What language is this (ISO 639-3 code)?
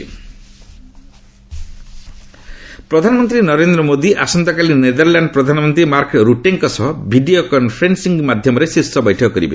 ori